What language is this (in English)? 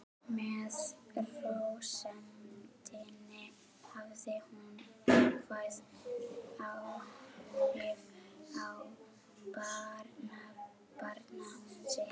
Icelandic